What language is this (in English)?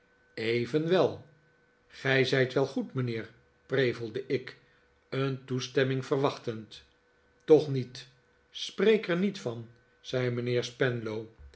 Dutch